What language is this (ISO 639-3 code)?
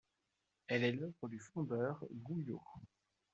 fra